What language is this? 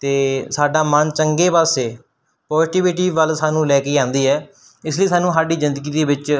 Punjabi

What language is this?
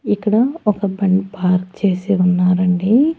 Telugu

